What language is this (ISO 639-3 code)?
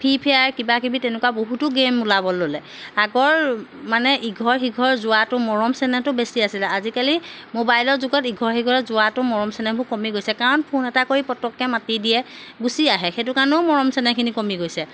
asm